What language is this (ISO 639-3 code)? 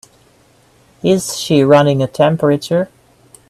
eng